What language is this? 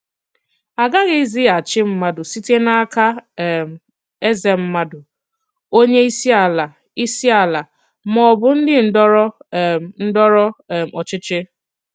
Igbo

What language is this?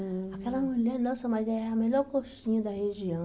Portuguese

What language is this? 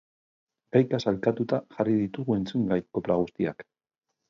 Basque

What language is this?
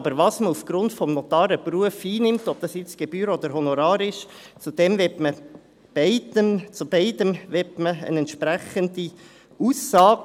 Swiss German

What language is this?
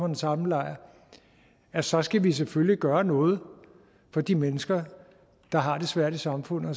Danish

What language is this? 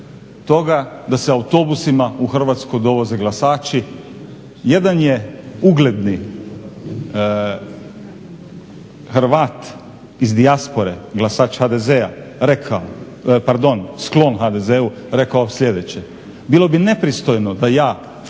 Croatian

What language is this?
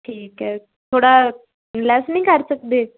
Punjabi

